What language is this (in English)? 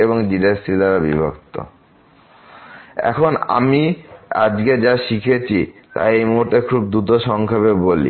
Bangla